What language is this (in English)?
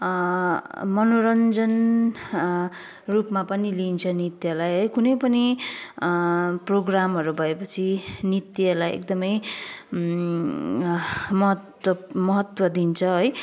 Nepali